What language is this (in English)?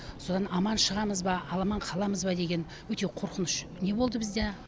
Kazakh